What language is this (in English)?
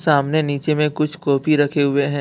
Hindi